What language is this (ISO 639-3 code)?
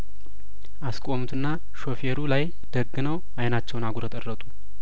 amh